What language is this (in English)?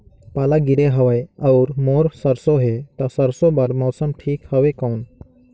Chhattisgarhi